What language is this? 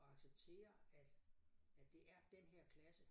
Danish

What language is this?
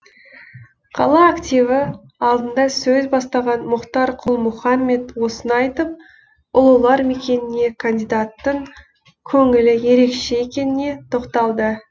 Kazakh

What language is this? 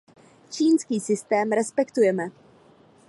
Czech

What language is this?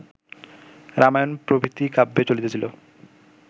Bangla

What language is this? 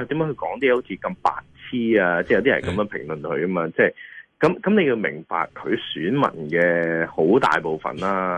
Chinese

